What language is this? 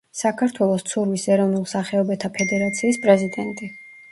Georgian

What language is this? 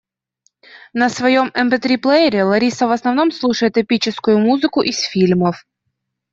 Russian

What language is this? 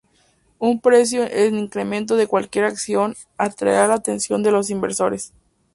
Spanish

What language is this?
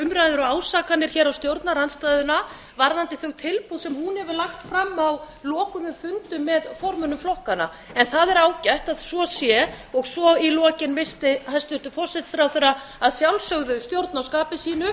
Icelandic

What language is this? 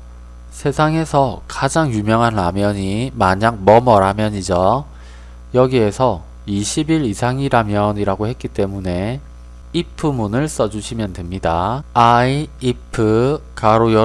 Korean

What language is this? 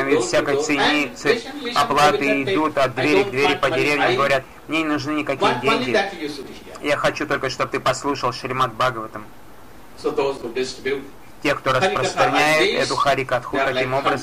Russian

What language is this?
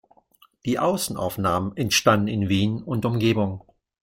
German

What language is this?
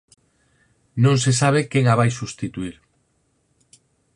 Galician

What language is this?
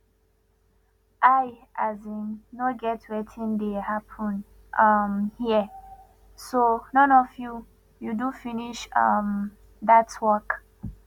Nigerian Pidgin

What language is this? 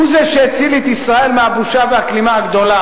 Hebrew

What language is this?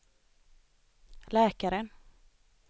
Swedish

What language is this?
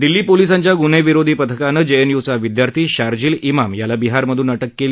Marathi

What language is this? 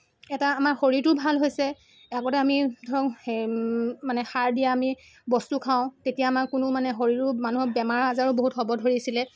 Assamese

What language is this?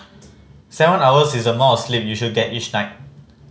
English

